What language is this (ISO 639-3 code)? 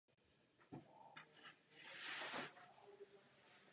ces